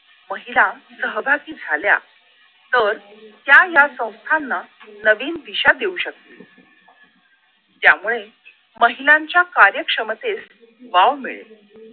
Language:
Marathi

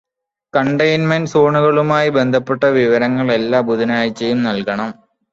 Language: Malayalam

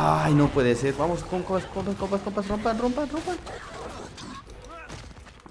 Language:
Spanish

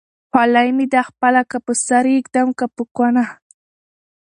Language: Pashto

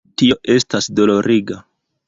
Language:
Esperanto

